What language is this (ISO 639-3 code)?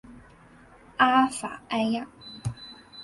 zho